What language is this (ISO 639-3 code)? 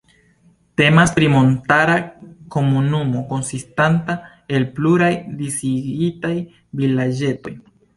epo